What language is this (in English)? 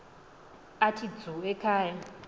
Xhosa